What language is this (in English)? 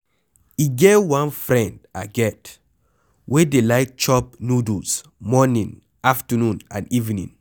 Nigerian Pidgin